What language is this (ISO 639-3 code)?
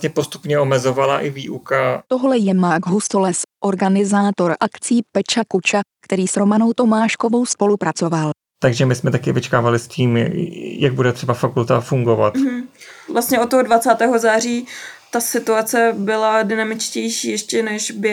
ces